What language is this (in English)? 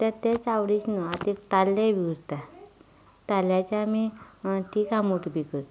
Konkani